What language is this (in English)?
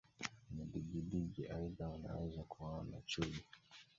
Swahili